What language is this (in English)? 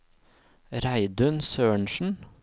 Norwegian